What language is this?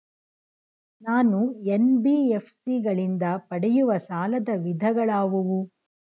Kannada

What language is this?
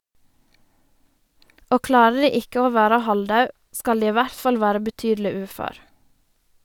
Norwegian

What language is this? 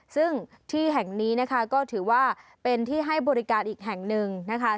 Thai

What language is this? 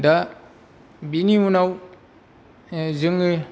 Bodo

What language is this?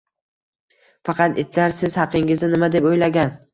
Uzbek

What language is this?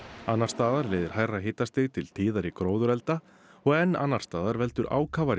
Icelandic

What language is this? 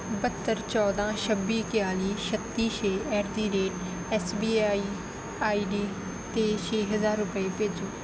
Punjabi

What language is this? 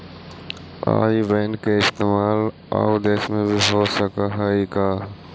Magahi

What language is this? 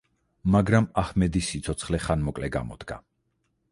Georgian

